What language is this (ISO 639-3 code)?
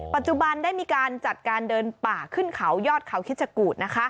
tha